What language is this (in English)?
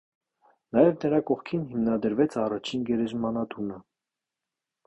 Armenian